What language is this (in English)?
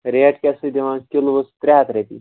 Kashmiri